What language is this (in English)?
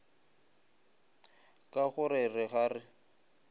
Northern Sotho